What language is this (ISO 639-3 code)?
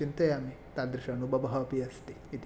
san